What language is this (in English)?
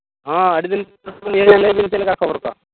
Santali